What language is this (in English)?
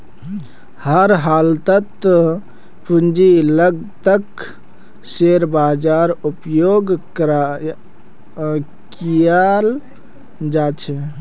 Magahi